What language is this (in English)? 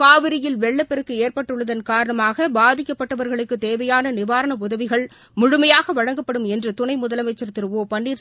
Tamil